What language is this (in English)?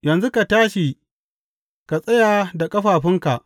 Hausa